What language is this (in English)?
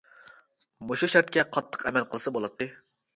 Uyghur